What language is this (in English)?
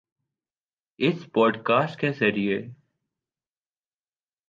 Urdu